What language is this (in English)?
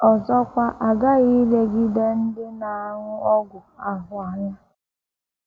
Igbo